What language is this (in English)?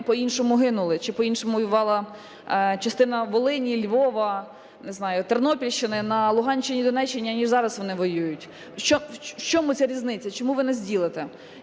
Ukrainian